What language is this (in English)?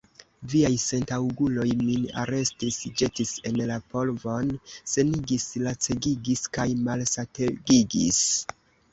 Esperanto